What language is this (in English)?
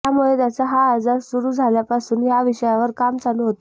Marathi